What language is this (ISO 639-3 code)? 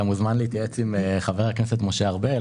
heb